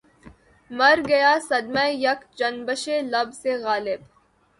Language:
Urdu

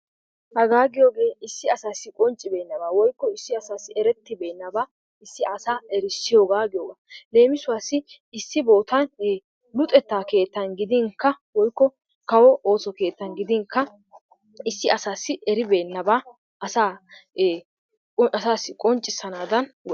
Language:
Wolaytta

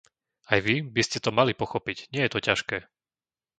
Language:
Slovak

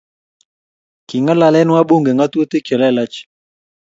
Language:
Kalenjin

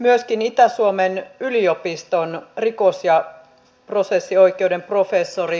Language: Finnish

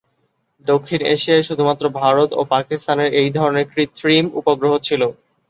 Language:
Bangla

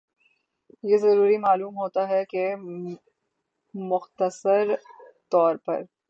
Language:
Urdu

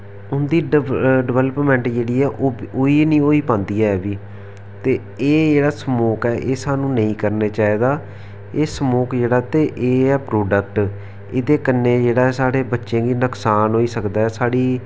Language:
Dogri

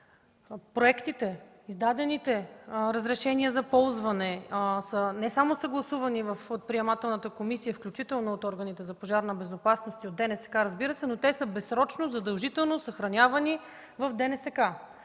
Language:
Bulgarian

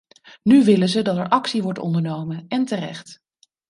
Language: Dutch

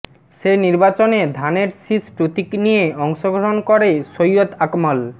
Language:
Bangla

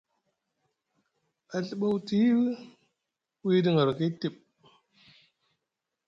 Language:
Musgu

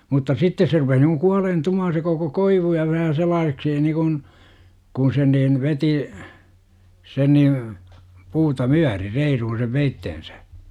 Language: Finnish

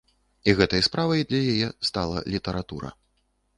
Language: Belarusian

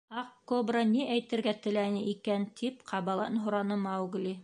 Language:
Bashkir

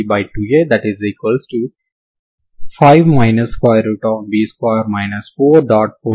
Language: Telugu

